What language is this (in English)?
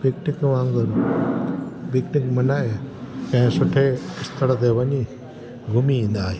Sindhi